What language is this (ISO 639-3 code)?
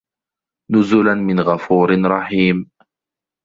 ara